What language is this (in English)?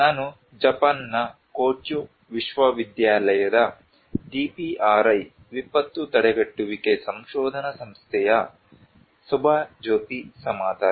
Kannada